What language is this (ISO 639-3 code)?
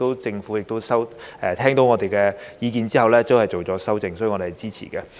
yue